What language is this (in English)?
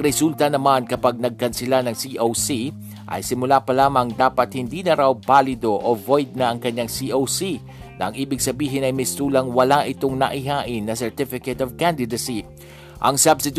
Filipino